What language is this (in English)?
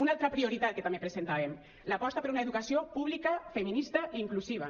Catalan